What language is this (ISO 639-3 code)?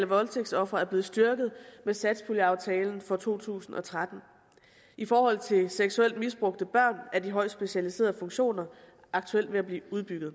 dan